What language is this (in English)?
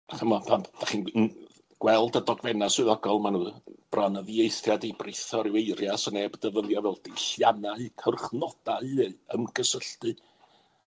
Welsh